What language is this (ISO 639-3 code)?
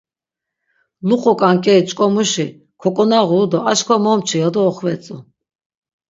lzz